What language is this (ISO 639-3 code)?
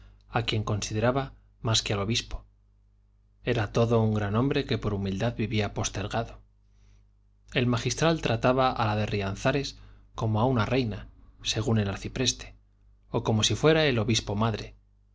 spa